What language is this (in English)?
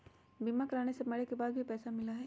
Magahi